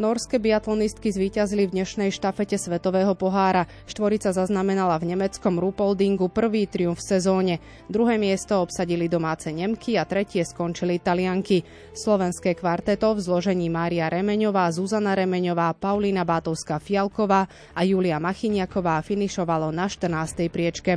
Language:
Slovak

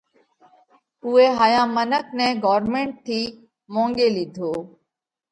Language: Parkari Koli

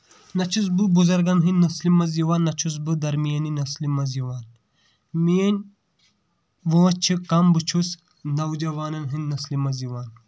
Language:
Kashmiri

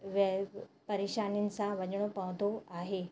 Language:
Sindhi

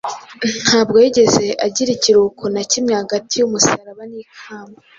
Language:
Kinyarwanda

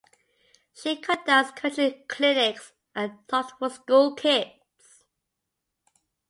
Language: English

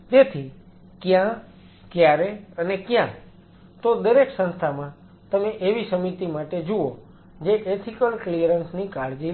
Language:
Gujarati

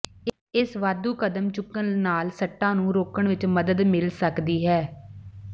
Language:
Punjabi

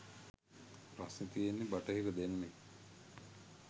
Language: Sinhala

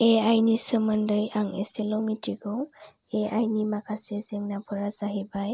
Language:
Bodo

